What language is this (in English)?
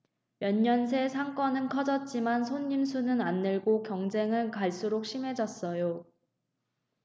Korean